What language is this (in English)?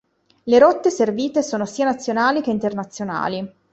Italian